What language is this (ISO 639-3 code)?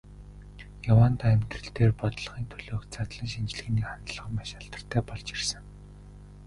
mon